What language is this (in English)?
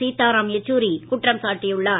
Tamil